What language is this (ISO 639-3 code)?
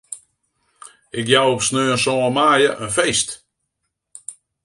fry